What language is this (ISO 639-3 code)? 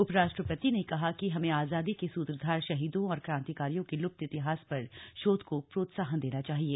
hin